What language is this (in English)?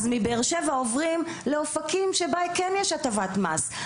Hebrew